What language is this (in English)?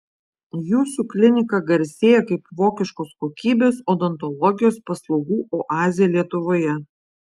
Lithuanian